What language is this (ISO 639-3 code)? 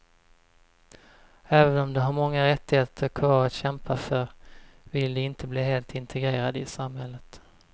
swe